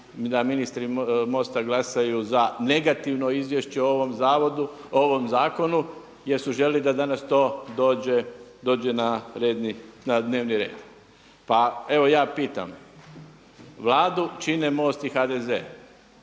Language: Croatian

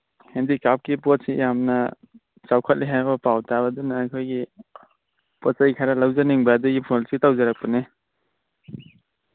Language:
Manipuri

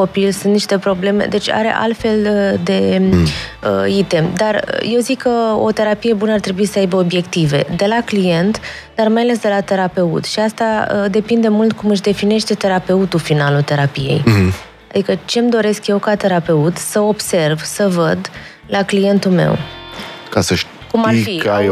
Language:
Romanian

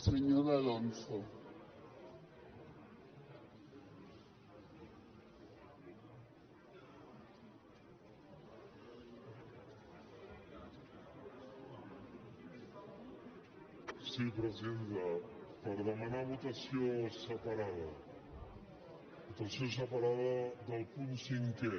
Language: Catalan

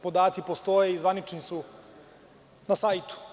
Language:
Serbian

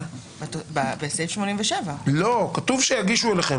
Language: Hebrew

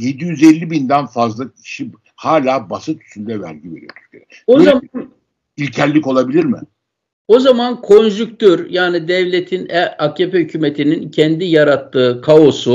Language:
Turkish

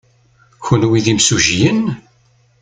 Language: Kabyle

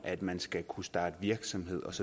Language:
Danish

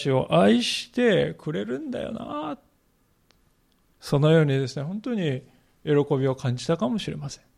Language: Japanese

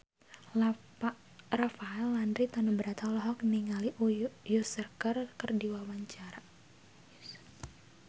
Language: Sundanese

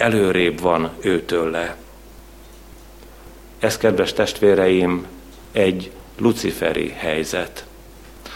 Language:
Hungarian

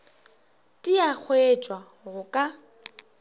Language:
Northern Sotho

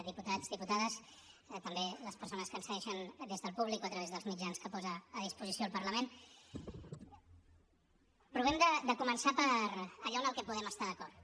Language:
Catalan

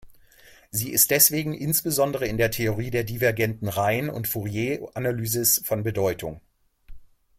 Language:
German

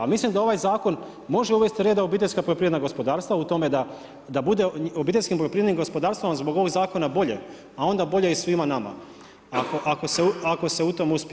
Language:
Croatian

